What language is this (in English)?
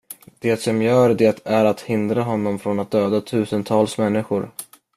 Swedish